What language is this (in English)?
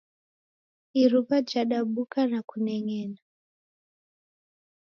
Taita